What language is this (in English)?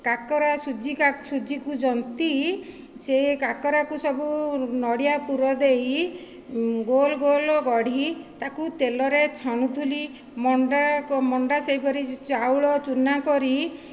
Odia